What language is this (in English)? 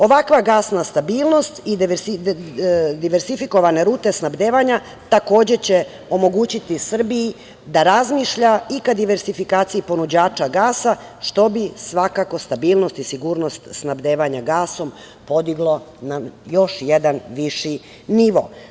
Serbian